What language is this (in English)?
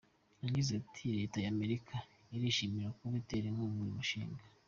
Kinyarwanda